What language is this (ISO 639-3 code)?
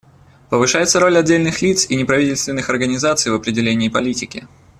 rus